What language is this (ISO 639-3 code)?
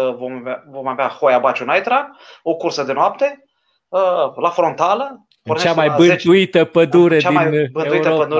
ron